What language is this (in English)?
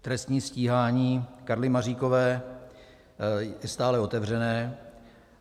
Czech